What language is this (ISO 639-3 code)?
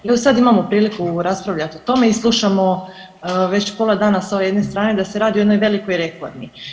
hrv